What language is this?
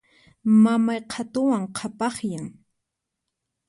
Puno Quechua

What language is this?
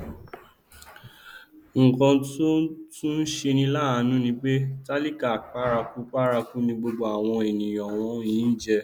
Yoruba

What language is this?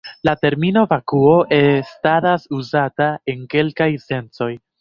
Esperanto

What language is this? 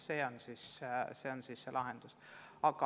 Estonian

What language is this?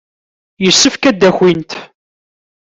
Kabyle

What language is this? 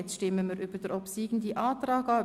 Swiss German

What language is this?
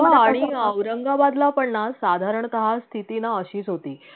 Marathi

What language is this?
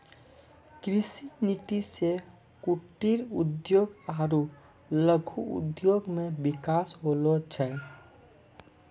Maithili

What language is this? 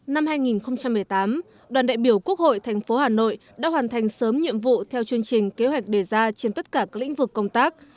Vietnamese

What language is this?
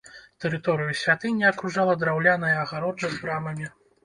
Belarusian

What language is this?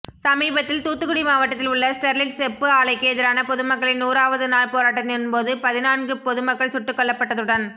Tamil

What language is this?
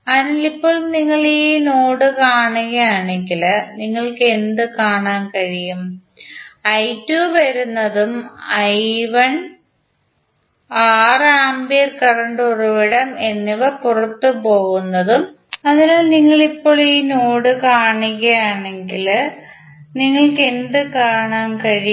Malayalam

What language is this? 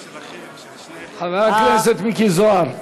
Hebrew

